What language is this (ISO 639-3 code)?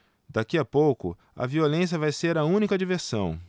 por